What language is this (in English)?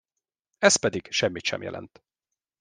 Hungarian